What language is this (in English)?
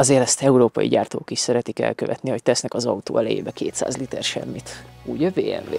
Hungarian